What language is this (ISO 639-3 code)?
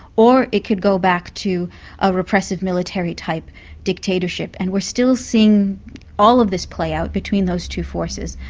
eng